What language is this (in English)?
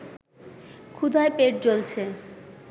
Bangla